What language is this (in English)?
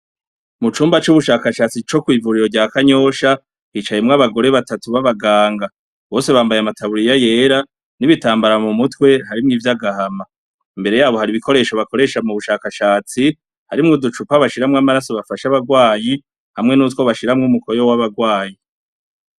Rundi